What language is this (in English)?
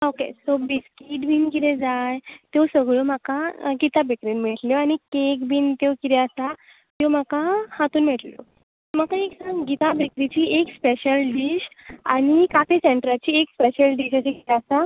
Konkani